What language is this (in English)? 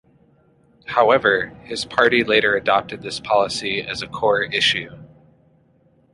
English